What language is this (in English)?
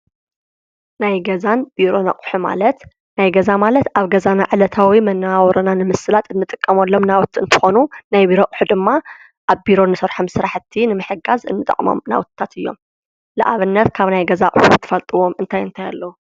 Tigrinya